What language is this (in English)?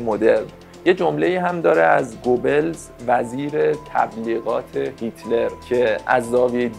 Persian